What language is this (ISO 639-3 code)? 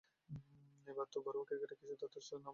ben